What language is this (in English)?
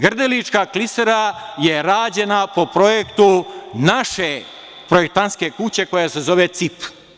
Serbian